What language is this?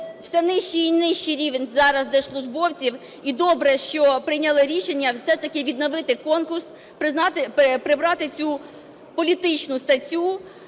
Ukrainian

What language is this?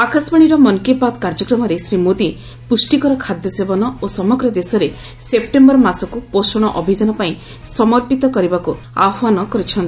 Odia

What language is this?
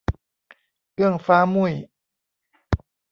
Thai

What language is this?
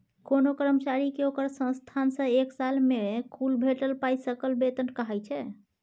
Maithili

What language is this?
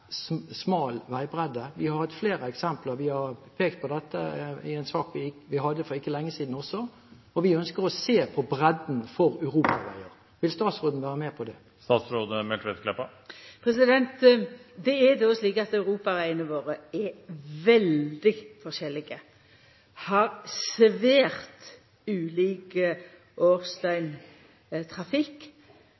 Norwegian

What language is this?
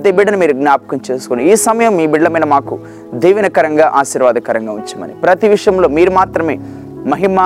Telugu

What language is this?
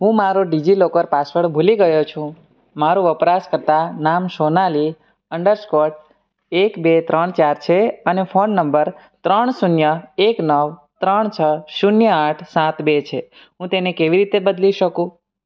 Gujarati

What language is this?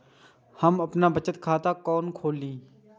Maithili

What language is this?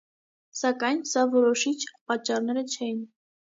Armenian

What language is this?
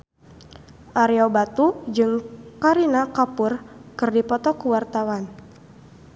Sundanese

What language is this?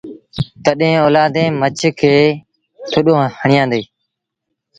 Sindhi Bhil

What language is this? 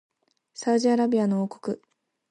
Japanese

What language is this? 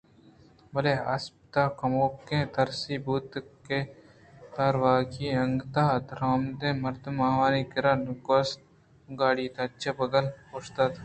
Eastern Balochi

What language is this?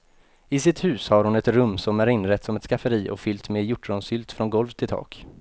Swedish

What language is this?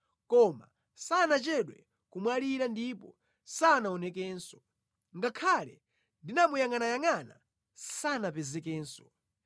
Nyanja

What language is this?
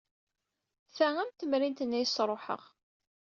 Kabyle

